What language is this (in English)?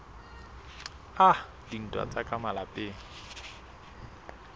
Southern Sotho